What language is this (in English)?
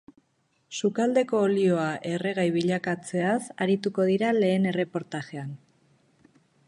Basque